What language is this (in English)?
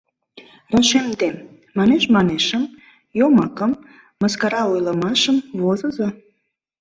Mari